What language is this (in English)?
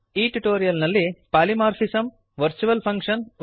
Kannada